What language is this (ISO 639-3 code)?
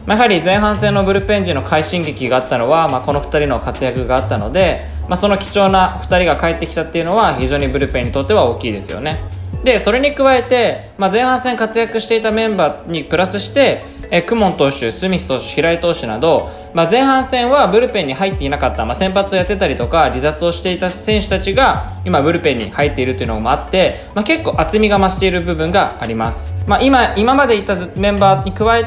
jpn